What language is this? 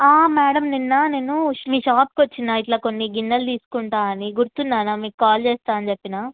Telugu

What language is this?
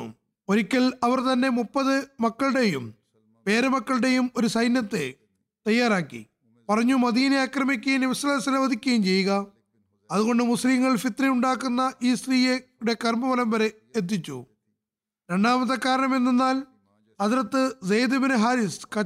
Malayalam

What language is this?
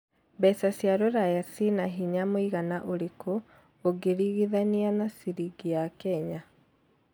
Kikuyu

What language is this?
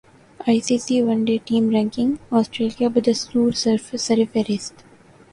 Urdu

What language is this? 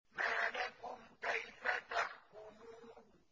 Arabic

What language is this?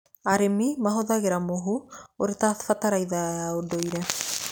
Kikuyu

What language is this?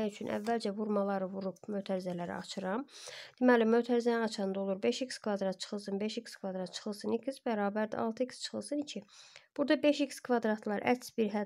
Turkish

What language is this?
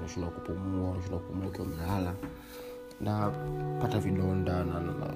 Swahili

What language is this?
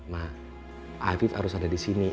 Indonesian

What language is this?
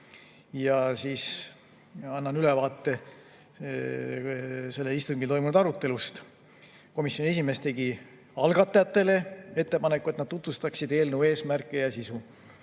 Estonian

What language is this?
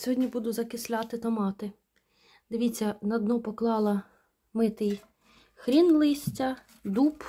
Ukrainian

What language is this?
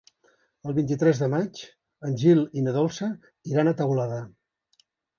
Catalan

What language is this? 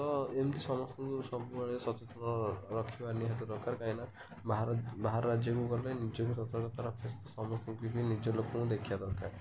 Odia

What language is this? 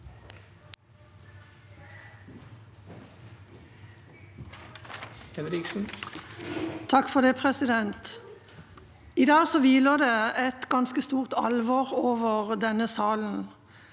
Norwegian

